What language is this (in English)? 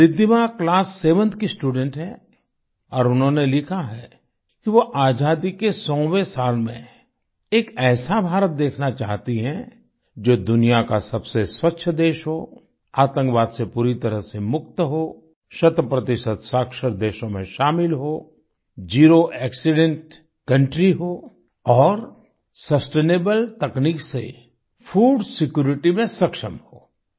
Hindi